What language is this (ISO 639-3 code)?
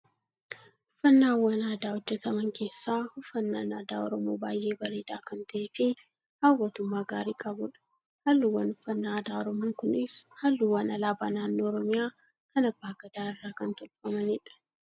orm